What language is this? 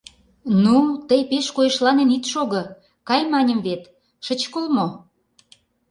Mari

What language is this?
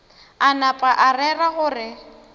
Northern Sotho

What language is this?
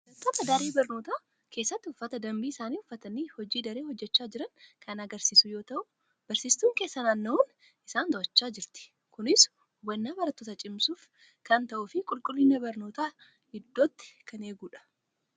Oromo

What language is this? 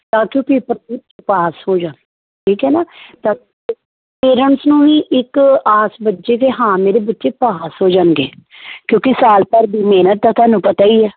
Punjabi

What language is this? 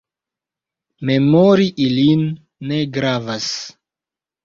Esperanto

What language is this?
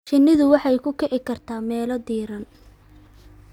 Somali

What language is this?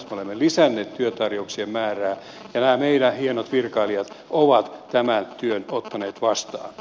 Finnish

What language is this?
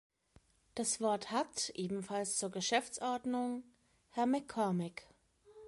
German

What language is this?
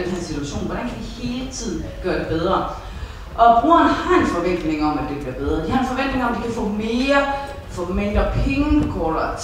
Danish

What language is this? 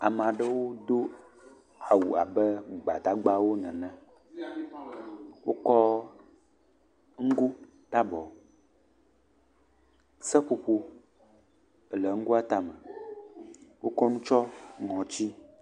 Ewe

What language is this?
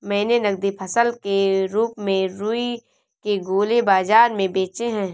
Hindi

